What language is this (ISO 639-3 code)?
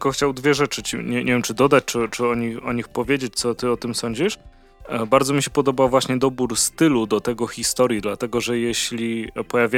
pol